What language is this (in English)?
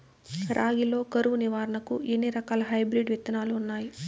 Telugu